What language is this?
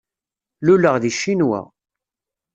Kabyle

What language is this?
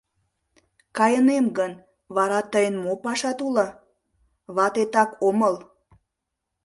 Mari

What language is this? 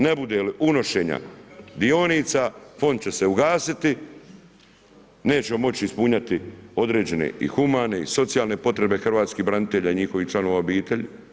Croatian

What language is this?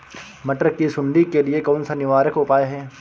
Hindi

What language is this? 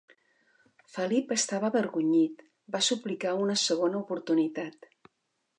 Catalan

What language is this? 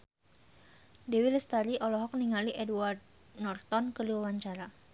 Sundanese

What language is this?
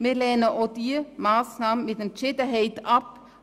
Swiss German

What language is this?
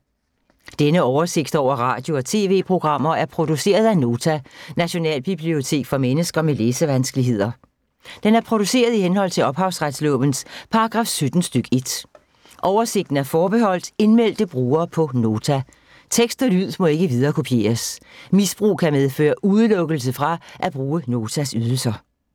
Danish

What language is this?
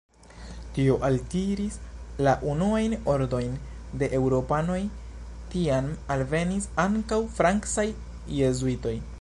Esperanto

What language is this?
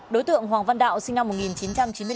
Vietnamese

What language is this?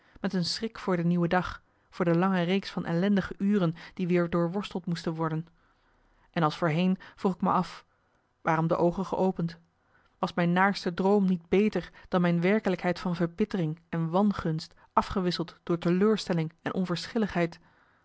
Dutch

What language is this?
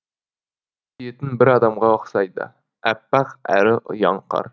Kazakh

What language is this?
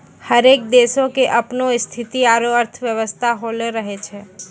Maithili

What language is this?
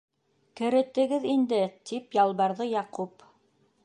Bashkir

